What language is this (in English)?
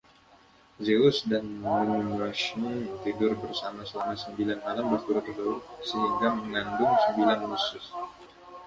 Indonesian